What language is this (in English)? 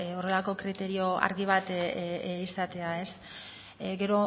Basque